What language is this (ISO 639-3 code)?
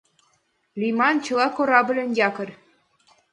chm